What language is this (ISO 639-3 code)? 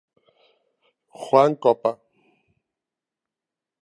glg